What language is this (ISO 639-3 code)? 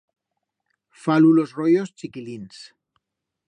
arg